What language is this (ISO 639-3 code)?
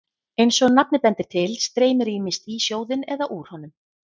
isl